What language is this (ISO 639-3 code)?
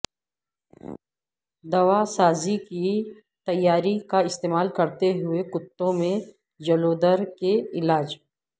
urd